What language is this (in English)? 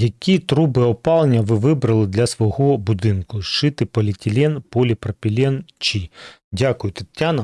Ukrainian